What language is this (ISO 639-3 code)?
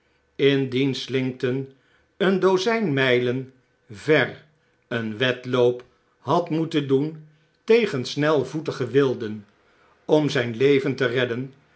nld